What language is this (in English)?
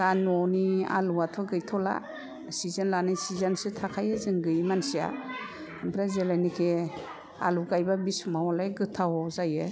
Bodo